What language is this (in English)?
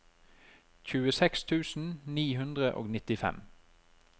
Norwegian